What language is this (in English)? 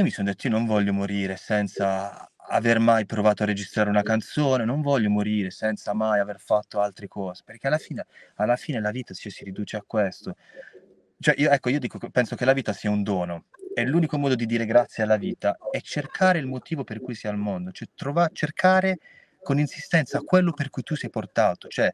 Italian